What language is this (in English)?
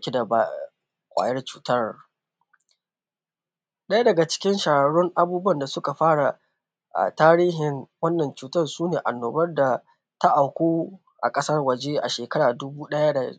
Hausa